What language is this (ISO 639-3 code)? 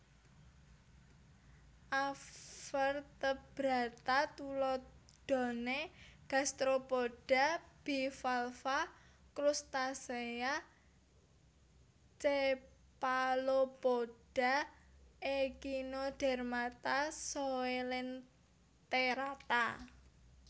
jav